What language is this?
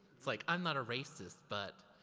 English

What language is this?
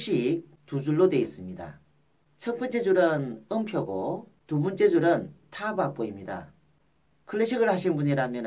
Korean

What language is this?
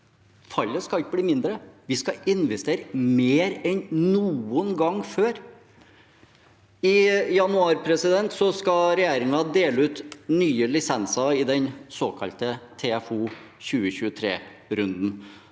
Norwegian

